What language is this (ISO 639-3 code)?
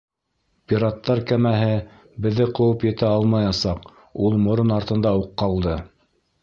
bak